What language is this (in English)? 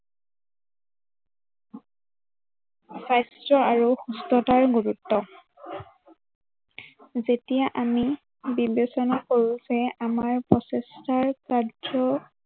Assamese